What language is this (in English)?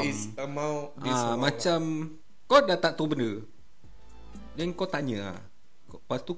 Malay